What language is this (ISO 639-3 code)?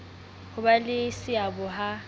sot